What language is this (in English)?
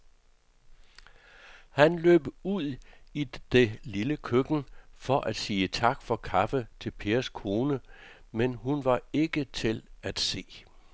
Danish